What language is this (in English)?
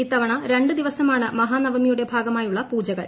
Malayalam